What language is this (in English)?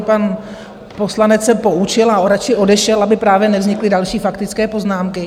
Czech